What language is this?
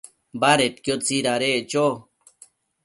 Matsés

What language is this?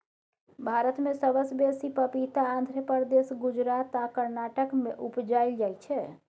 Maithili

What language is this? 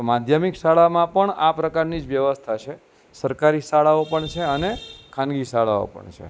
Gujarati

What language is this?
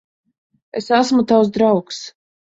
Latvian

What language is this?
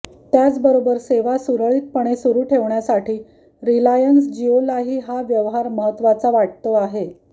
Marathi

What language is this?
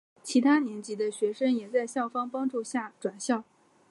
Chinese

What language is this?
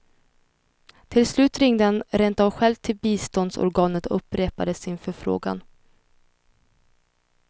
Swedish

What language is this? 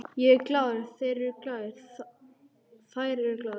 Icelandic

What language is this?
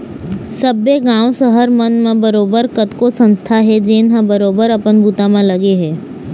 Chhattisgarhi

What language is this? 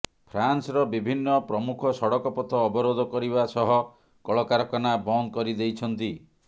Odia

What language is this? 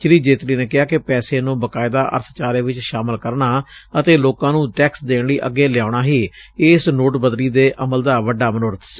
Punjabi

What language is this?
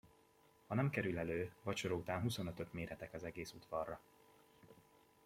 Hungarian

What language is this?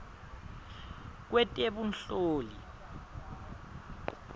Swati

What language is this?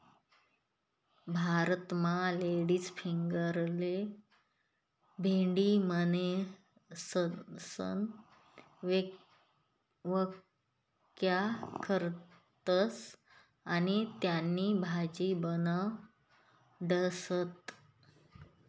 Marathi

